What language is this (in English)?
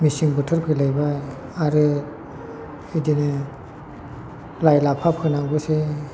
Bodo